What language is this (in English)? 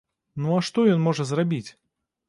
Belarusian